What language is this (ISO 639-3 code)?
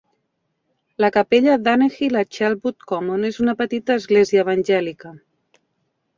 cat